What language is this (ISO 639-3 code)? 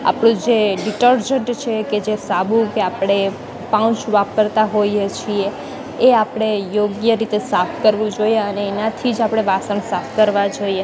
guj